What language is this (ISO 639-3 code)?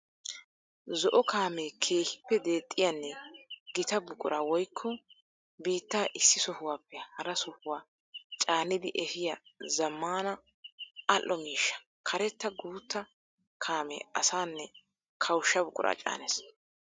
wal